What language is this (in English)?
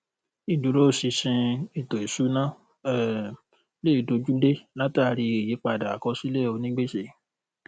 Yoruba